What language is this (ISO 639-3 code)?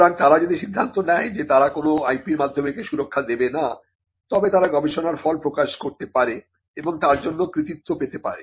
ben